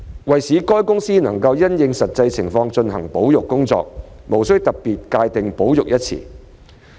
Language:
Cantonese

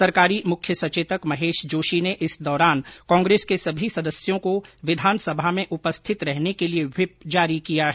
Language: Hindi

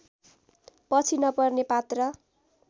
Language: Nepali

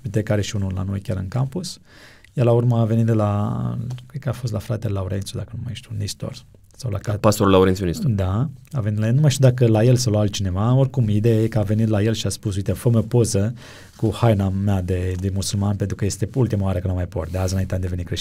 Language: Romanian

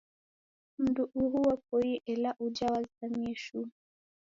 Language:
Taita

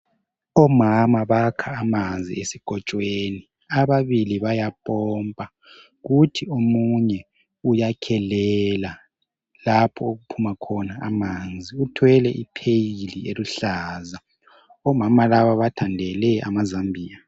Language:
North Ndebele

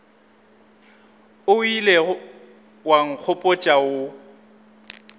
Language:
Northern Sotho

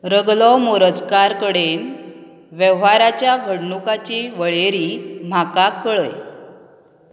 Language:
Konkani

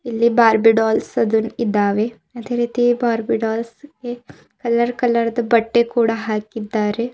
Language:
Kannada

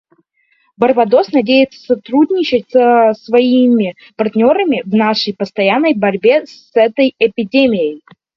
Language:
Russian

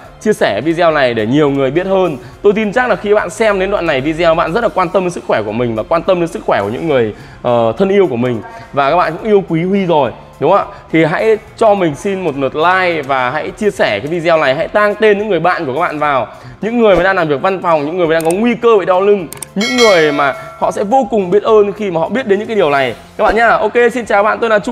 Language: Vietnamese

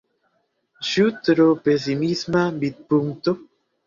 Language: Esperanto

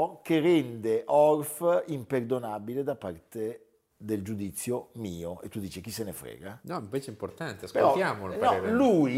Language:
Italian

